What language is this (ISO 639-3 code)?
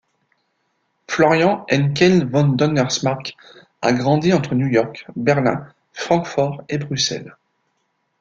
fra